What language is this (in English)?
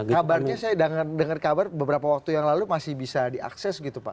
Indonesian